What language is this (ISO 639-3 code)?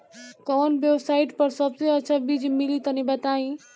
bho